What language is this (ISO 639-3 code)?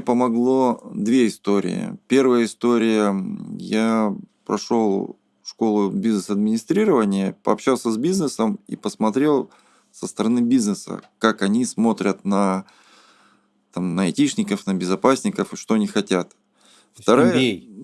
rus